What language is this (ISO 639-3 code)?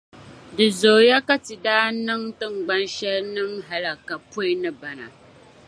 dag